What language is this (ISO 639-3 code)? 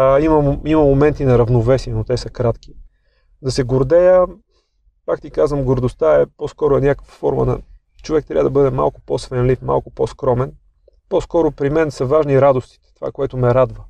bul